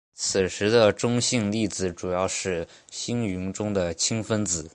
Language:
Chinese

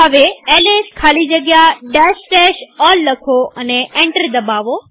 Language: Gujarati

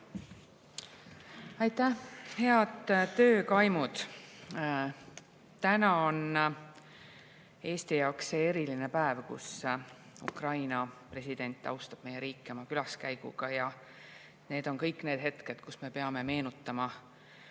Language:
Estonian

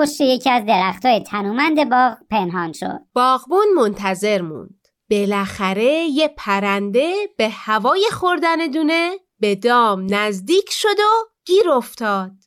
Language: Persian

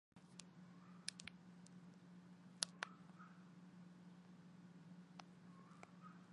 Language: Arabic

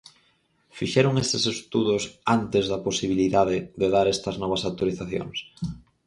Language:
Galician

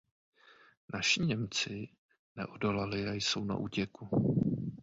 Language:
Czech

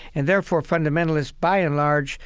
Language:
English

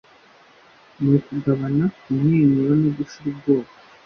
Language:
Kinyarwanda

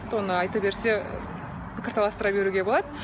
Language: Kazakh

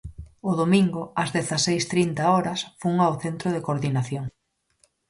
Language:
Galician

